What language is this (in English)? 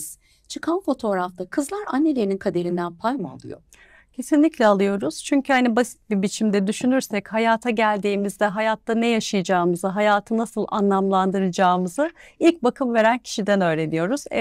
Turkish